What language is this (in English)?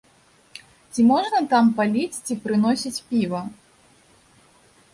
Belarusian